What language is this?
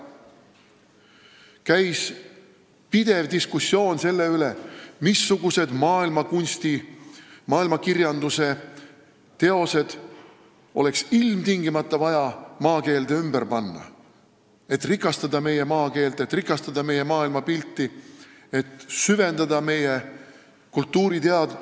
Estonian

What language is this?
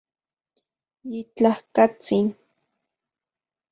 Central Puebla Nahuatl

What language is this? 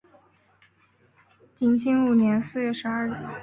Chinese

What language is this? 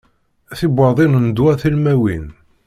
Kabyle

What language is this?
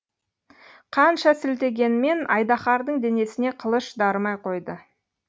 Kazakh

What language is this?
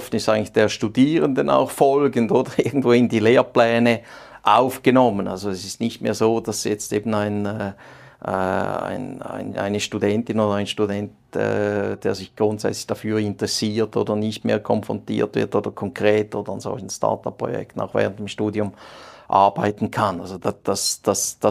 German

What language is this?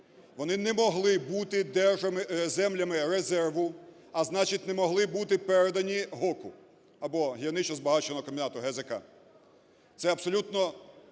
Ukrainian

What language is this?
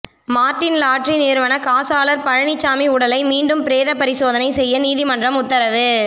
Tamil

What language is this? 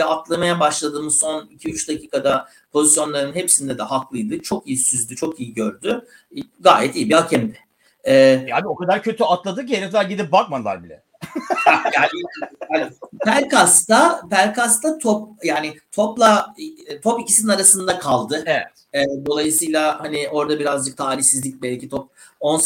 Turkish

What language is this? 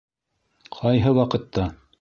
Bashkir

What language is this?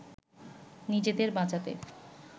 Bangla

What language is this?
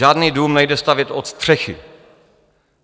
Czech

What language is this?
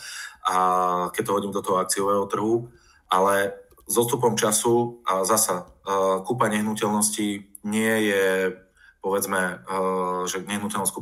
Slovak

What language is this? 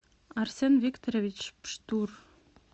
Russian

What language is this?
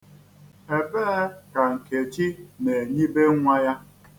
Igbo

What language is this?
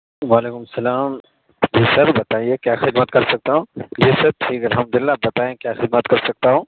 Urdu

